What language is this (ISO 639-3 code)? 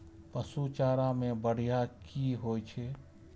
mai